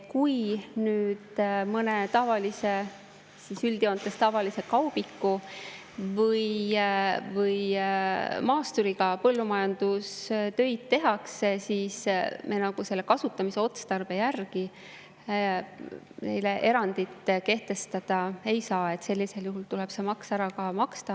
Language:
Estonian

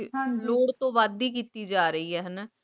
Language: Punjabi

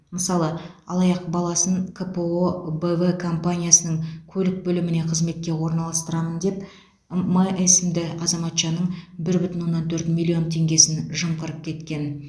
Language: Kazakh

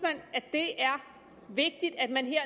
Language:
Danish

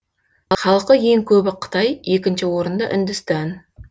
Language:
Kazakh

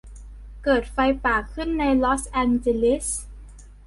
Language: Thai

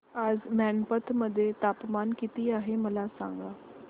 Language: Marathi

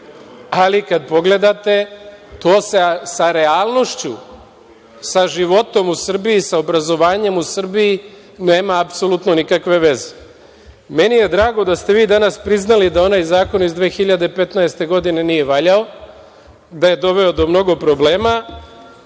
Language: Serbian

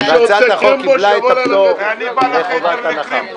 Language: Hebrew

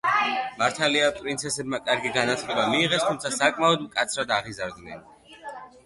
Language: Georgian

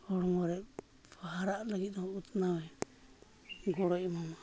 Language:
Santali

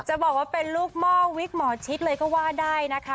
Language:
Thai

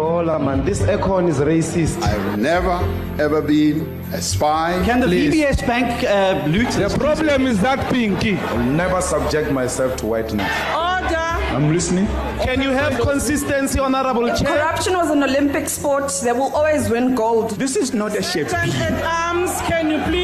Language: English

